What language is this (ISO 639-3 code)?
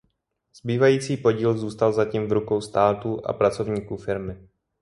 ces